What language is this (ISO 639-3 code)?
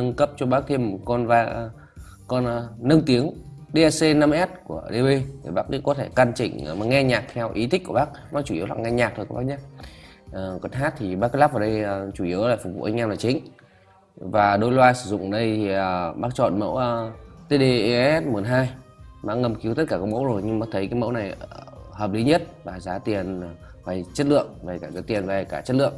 vie